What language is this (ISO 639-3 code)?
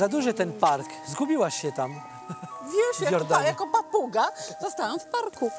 pol